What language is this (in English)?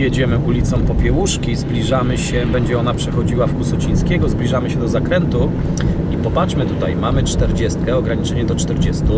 Polish